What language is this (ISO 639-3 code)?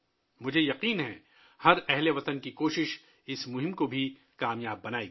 urd